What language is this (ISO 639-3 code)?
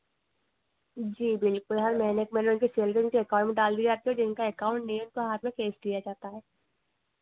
hin